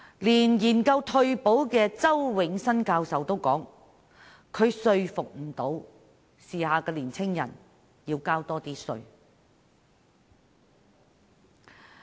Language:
Cantonese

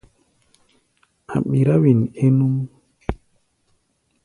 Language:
Gbaya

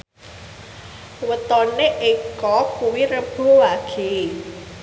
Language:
Javanese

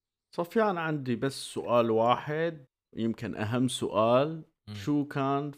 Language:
Arabic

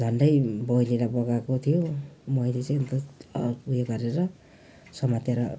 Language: Nepali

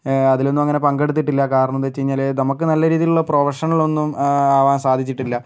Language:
Malayalam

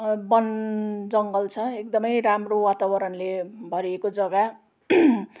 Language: Nepali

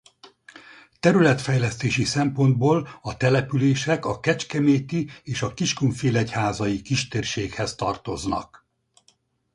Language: Hungarian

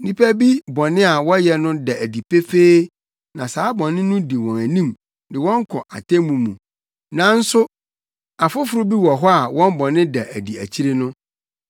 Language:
Akan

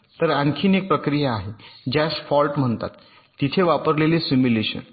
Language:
Marathi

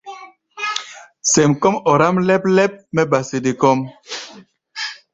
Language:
Gbaya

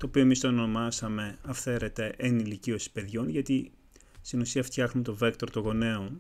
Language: Greek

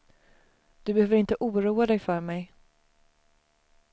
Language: Swedish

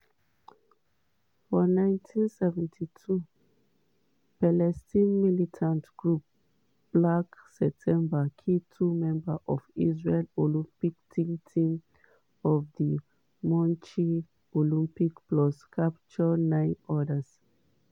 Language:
Nigerian Pidgin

